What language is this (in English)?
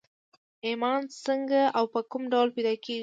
Pashto